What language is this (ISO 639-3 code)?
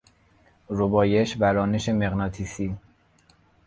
fas